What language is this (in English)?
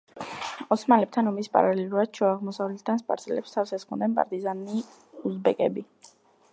Georgian